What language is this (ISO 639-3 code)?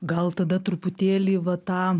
lit